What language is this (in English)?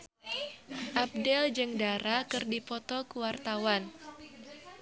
Sundanese